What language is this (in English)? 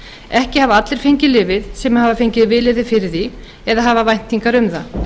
Icelandic